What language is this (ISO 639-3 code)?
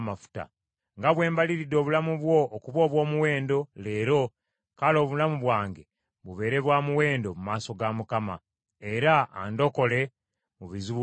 lug